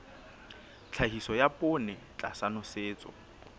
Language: Southern Sotho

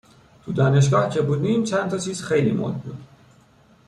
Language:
Persian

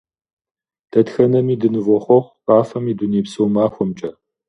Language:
Kabardian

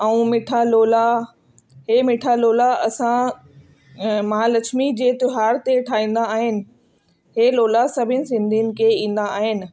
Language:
Sindhi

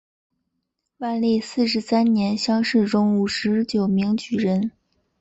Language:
Chinese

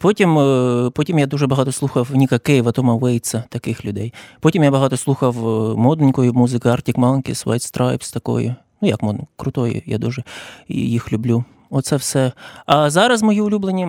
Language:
Ukrainian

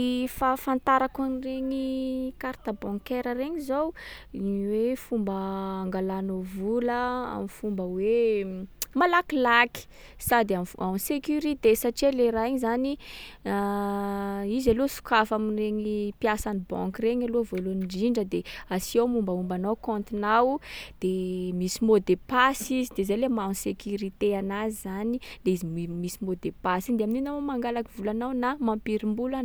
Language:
Sakalava Malagasy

